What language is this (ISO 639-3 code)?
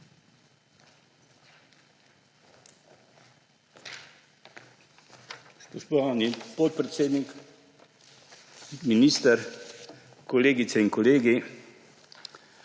slv